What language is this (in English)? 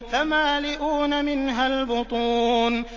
Arabic